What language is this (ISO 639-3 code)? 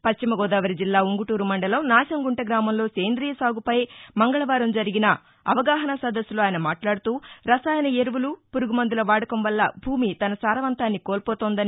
tel